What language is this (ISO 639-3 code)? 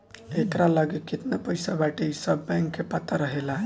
bho